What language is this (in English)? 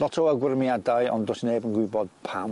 Welsh